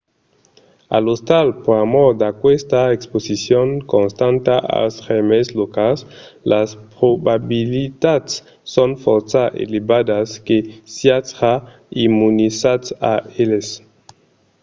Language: Occitan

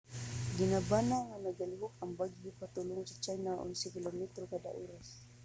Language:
Cebuano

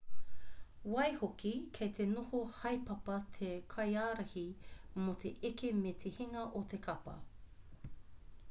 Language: Māori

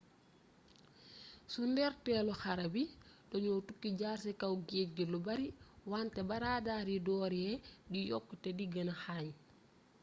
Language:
Wolof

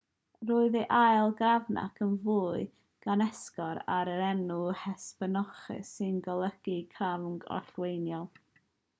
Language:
Welsh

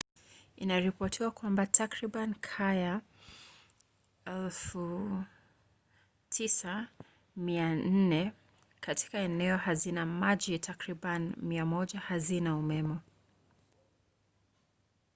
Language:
Swahili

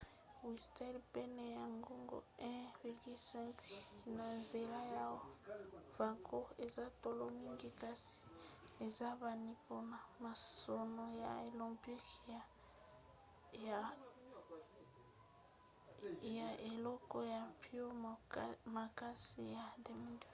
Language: Lingala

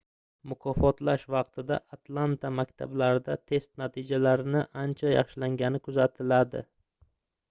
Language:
Uzbek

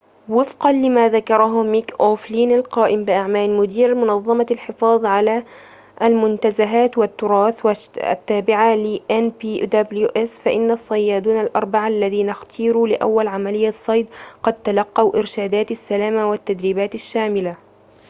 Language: Arabic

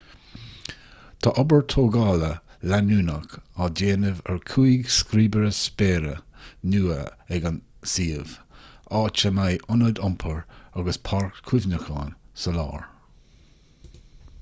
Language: Irish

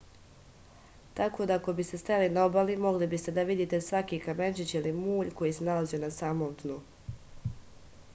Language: Serbian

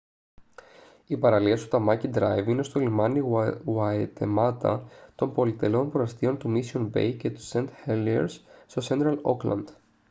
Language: Greek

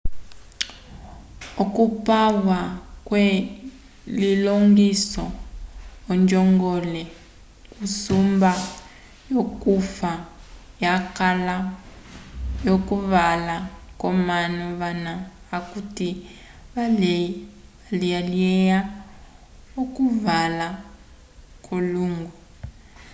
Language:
Umbundu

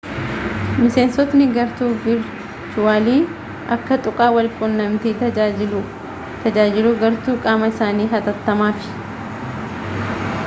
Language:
Oromo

